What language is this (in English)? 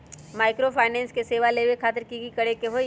Magahi